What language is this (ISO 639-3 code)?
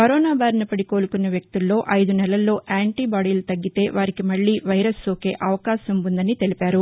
tel